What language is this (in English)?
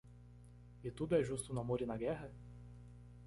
Portuguese